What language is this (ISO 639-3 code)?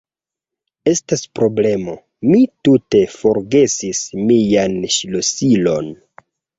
epo